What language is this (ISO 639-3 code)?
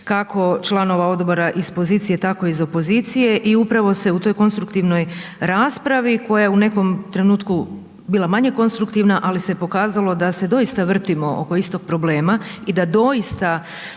hrv